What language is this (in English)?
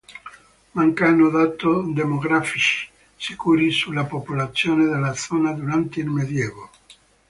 Italian